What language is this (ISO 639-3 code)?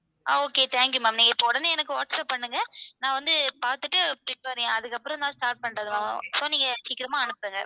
tam